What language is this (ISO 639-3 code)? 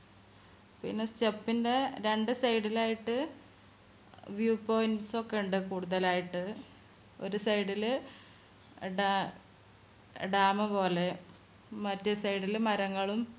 mal